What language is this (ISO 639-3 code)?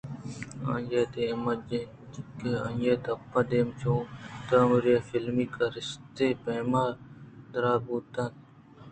bgp